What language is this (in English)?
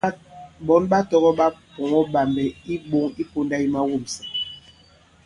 Bankon